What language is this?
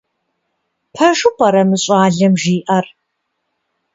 Kabardian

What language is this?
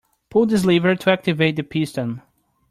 English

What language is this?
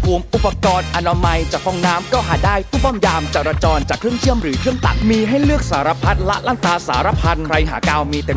Thai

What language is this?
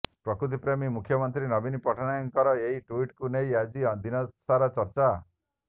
Odia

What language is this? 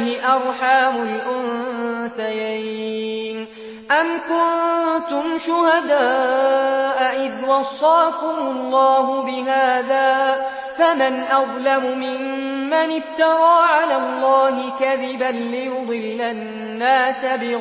Arabic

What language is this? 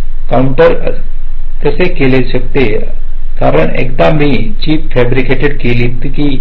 Marathi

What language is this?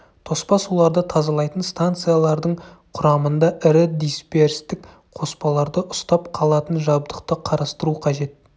Kazakh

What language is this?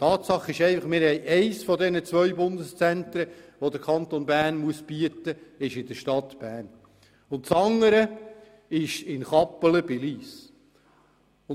Swiss German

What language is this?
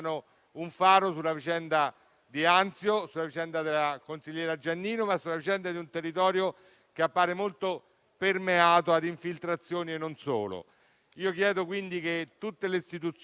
Italian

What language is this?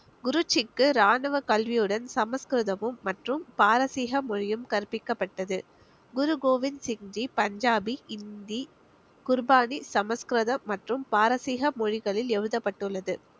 Tamil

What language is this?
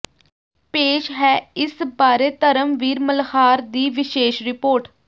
Punjabi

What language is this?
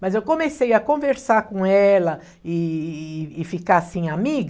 Portuguese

